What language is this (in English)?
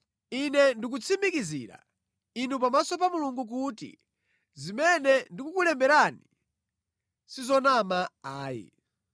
Nyanja